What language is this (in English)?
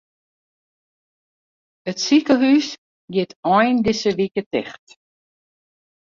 Western Frisian